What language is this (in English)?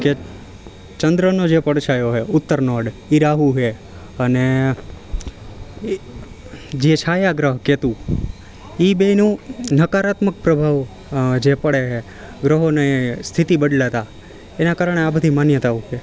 Gujarati